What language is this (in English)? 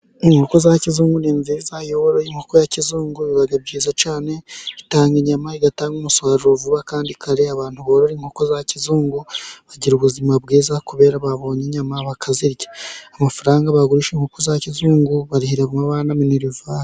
Kinyarwanda